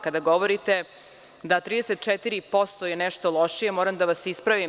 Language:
Serbian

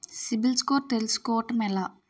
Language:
Telugu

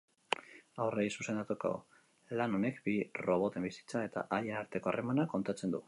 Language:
Basque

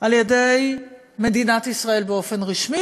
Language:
Hebrew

